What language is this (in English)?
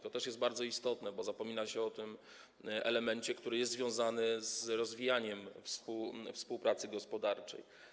Polish